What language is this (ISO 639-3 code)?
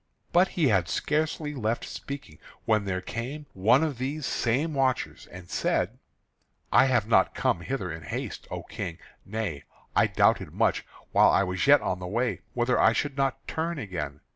eng